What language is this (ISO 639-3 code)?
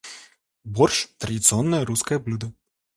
rus